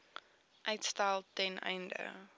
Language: Afrikaans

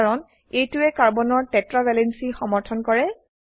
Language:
Assamese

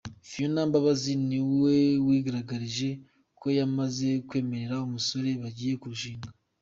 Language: Kinyarwanda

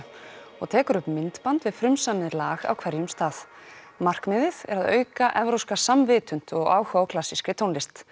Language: Icelandic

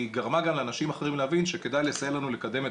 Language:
Hebrew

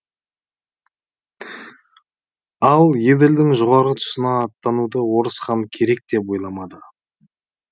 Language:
Kazakh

